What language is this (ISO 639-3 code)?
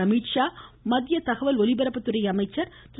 tam